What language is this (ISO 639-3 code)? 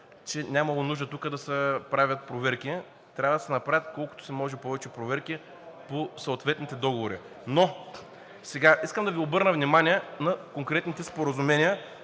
bul